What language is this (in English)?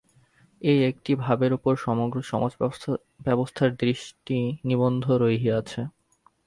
Bangla